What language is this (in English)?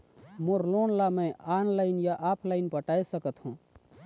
Chhattisgarhi